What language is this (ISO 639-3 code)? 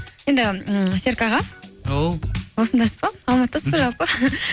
kaz